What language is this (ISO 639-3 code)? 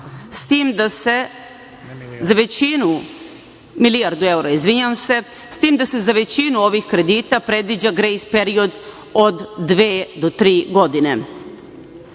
srp